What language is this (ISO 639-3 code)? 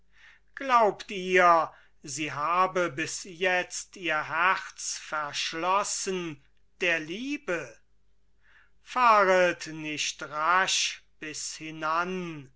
deu